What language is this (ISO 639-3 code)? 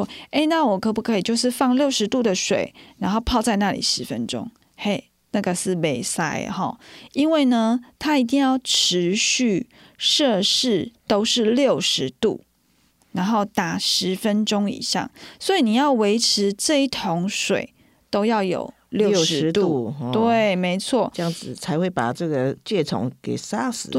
zho